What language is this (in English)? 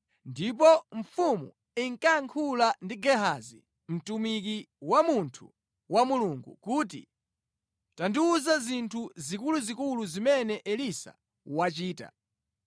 Nyanja